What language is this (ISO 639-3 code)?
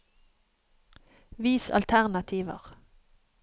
nor